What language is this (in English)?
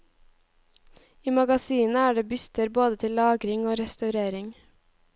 Norwegian